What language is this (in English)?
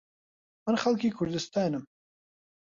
Central Kurdish